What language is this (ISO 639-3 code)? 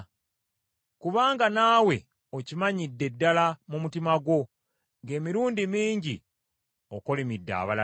lug